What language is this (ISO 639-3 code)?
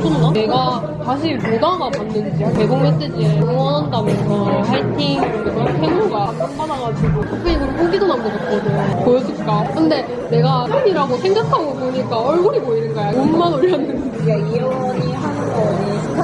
kor